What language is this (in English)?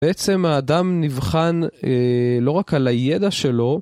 Hebrew